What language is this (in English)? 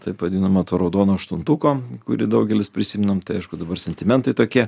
Lithuanian